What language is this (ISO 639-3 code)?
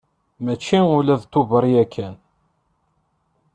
kab